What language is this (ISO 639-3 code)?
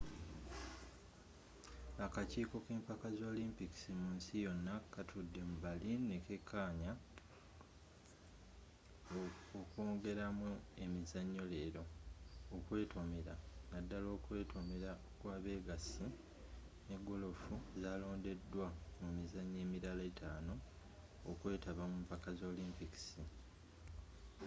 lug